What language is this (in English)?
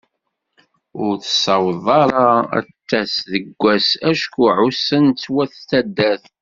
Kabyle